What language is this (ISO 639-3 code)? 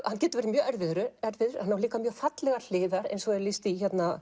isl